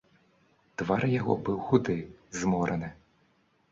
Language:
Belarusian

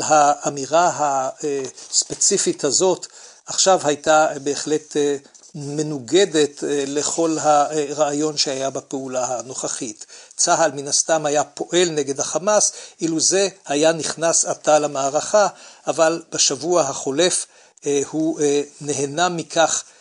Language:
Hebrew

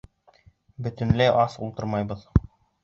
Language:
Bashkir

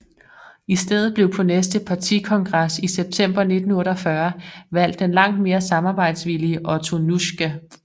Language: Danish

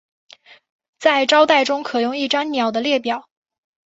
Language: Chinese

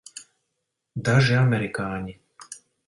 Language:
Latvian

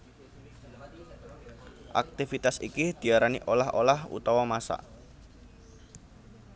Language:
Javanese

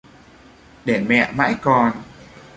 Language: Vietnamese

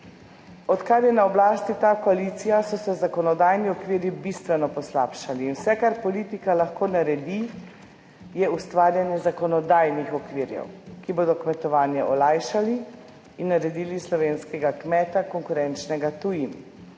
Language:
Slovenian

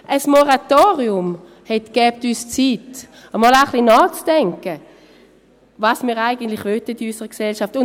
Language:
Swiss German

